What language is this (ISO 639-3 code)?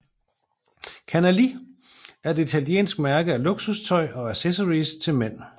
dan